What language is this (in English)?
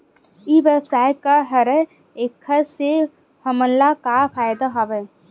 Chhattisgarhi